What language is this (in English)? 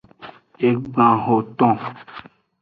Aja (Benin)